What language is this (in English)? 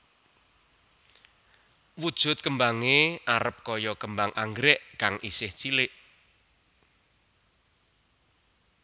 Javanese